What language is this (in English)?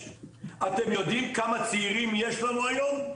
Hebrew